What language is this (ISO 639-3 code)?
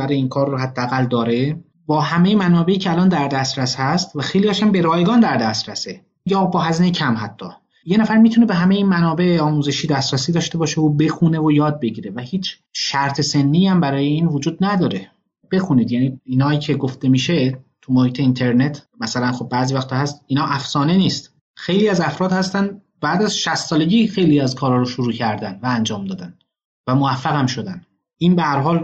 fas